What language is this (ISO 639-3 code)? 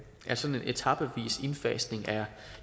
dan